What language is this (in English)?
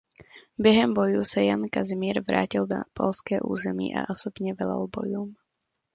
Czech